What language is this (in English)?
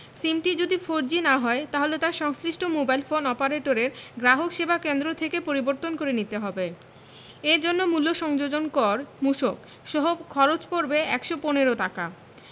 Bangla